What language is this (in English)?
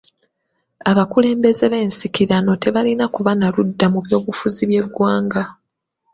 Ganda